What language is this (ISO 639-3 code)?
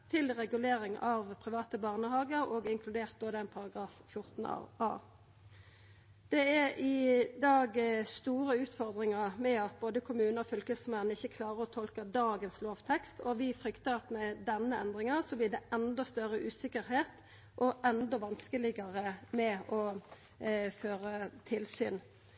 nno